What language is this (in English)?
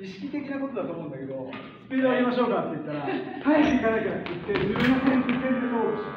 Japanese